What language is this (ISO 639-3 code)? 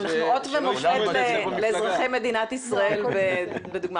heb